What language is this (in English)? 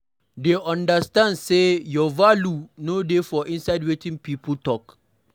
Nigerian Pidgin